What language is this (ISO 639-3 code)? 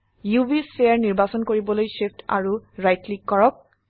asm